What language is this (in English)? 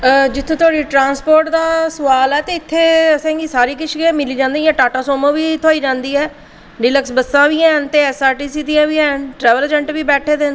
Dogri